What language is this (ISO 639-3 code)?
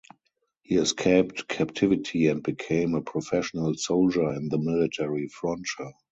eng